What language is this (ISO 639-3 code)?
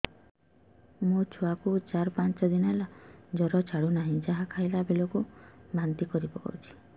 ori